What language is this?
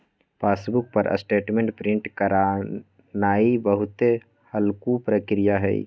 Magahi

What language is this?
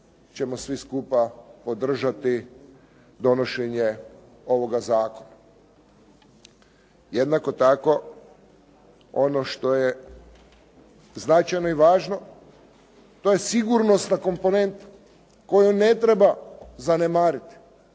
Croatian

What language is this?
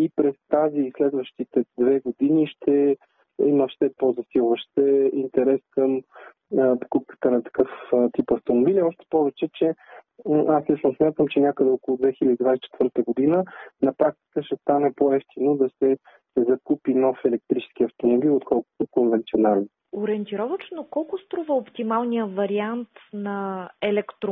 Bulgarian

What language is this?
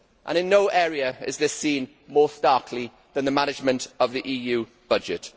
English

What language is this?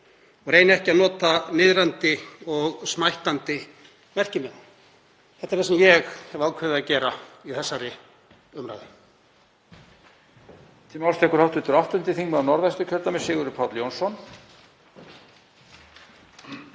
Icelandic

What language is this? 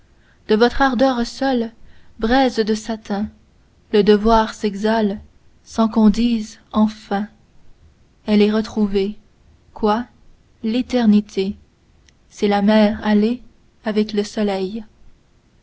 French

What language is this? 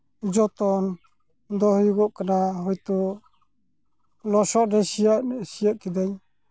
Santali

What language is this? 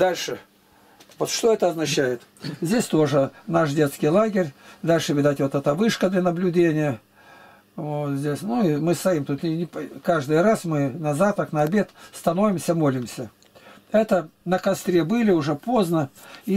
Russian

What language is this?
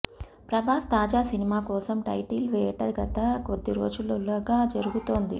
Telugu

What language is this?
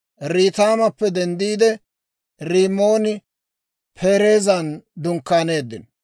Dawro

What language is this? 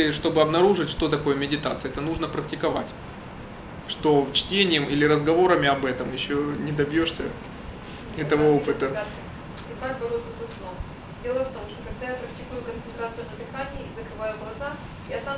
Russian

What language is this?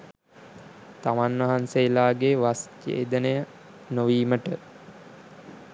Sinhala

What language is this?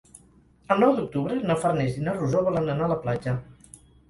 Catalan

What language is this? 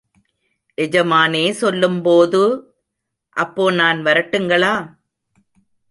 Tamil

